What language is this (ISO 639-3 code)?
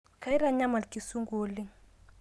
mas